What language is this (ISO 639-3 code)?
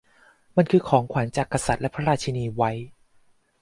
tha